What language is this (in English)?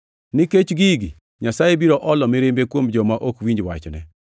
Luo (Kenya and Tanzania)